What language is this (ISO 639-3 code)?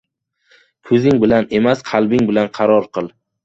uzb